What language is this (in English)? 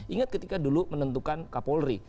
Indonesian